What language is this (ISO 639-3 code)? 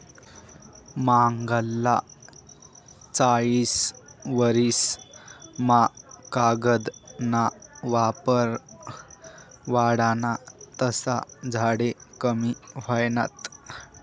mar